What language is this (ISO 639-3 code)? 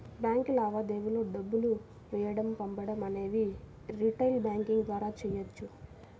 tel